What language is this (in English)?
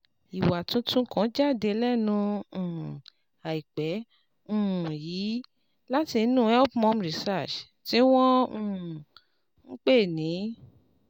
Yoruba